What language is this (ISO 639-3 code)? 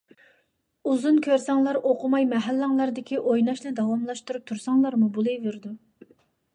uig